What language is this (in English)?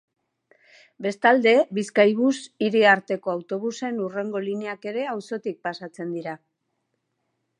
Basque